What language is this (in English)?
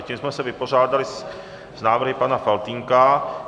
Czech